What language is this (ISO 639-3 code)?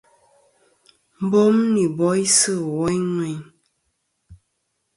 bkm